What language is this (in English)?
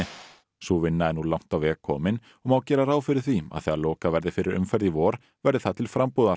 Icelandic